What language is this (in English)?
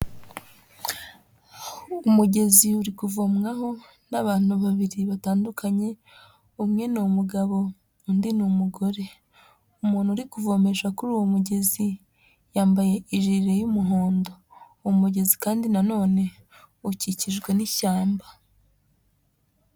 Kinyarwanda